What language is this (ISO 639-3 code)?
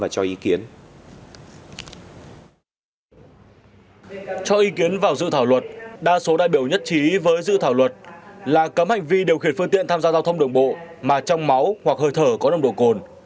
vie